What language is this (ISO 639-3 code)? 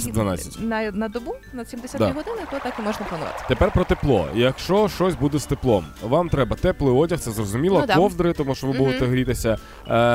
ukr